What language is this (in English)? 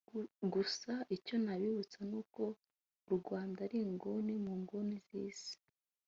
Kinyarwanda